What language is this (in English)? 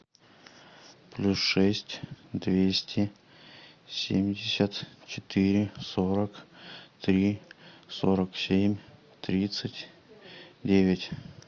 Russian